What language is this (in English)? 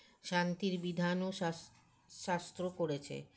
Bangla